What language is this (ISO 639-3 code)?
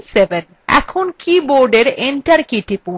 ben